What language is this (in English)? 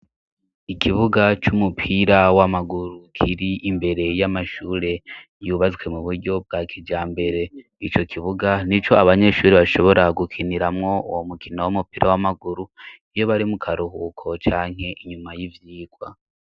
Rundi